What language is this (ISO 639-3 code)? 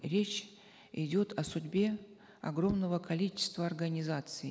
kaz